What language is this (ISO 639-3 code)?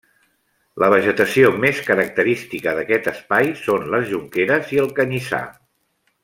cat